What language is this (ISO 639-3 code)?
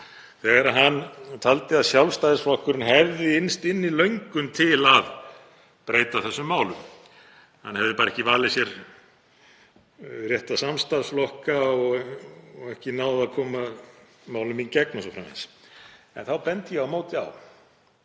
isl